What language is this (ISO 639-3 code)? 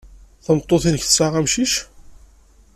kab